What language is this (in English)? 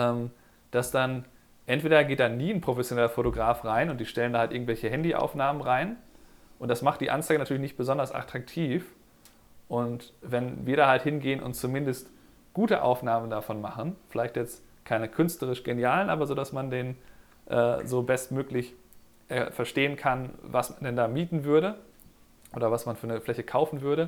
German